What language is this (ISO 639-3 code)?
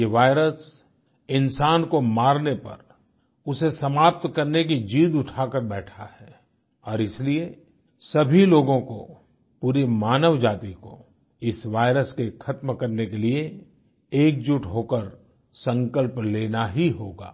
hin